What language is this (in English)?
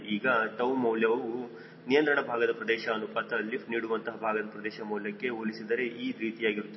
Kannada